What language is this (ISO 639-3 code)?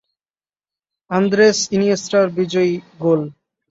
ben